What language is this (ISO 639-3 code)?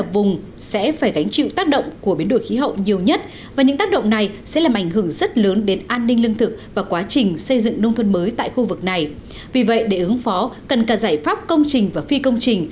vie